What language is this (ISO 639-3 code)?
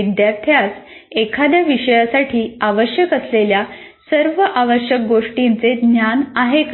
mar